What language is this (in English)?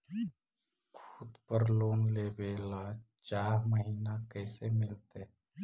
Magahi